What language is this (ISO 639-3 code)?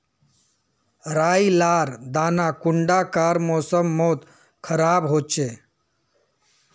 mag